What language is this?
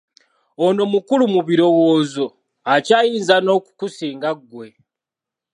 Ganda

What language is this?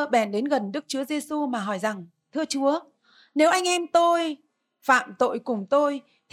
Vietnamese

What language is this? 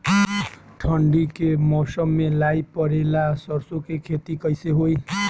Bhojpuri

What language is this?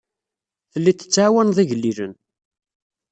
Kabyle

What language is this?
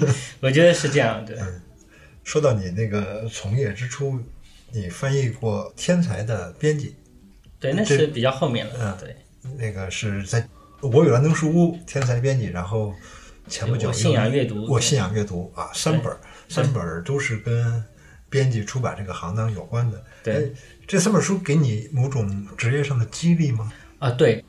Chinese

